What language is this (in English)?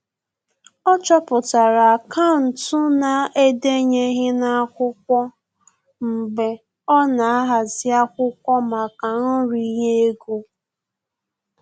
Igbo